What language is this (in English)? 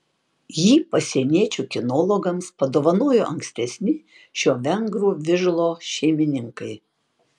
Lithuanian